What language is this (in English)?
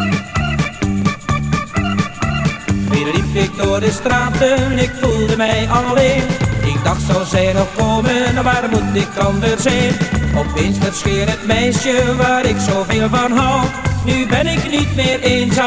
Dutch